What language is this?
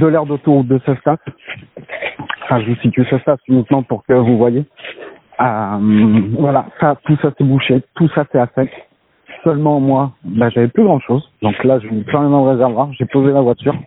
French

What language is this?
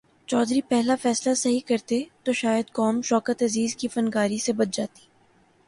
Urdu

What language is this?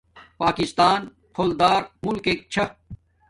Domaaki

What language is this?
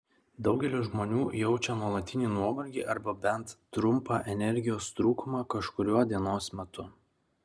Lithuanian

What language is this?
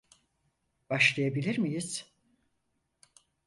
Turkish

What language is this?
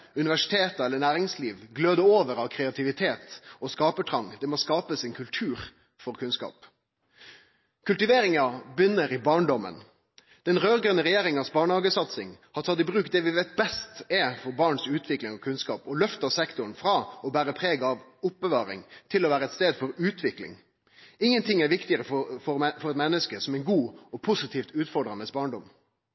Norwegian Nynorsk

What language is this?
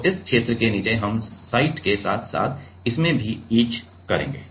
Hindi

